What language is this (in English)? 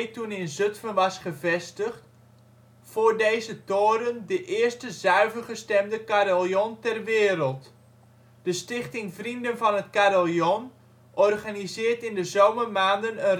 Dutch